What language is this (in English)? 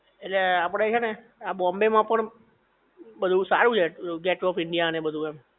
Gujarati